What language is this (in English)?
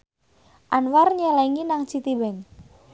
Javanese